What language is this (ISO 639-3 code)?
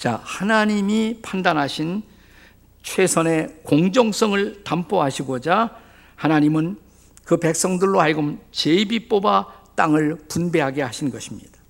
kor